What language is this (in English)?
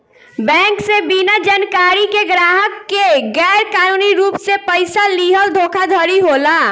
Bhojpuri